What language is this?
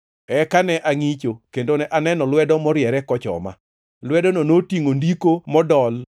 Luo (Kenya and Tanzania)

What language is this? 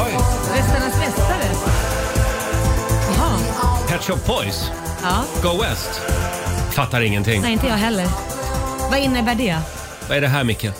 Swedish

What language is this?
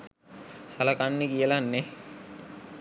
Sinhala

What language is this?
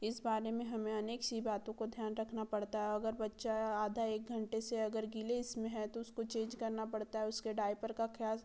Hindi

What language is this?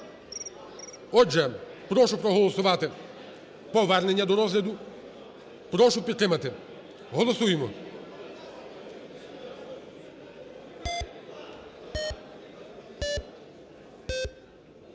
Ukrainian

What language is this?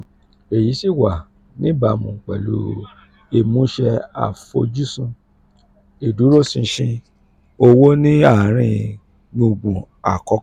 Yoruba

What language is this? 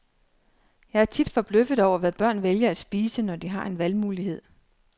Danish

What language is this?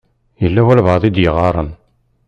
Kabyle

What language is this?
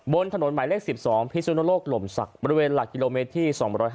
Thai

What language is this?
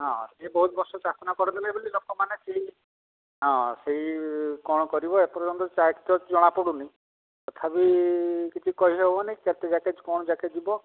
Odia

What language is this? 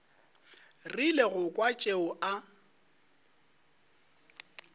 Northern Sotho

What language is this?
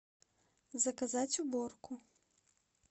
Russian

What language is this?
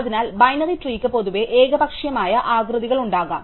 Malayalam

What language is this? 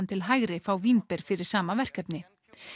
Icelandic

